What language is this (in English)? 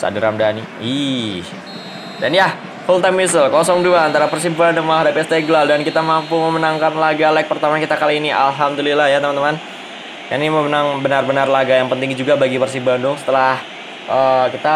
Indonesian